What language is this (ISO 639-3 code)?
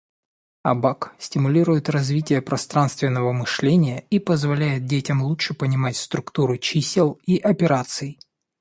rus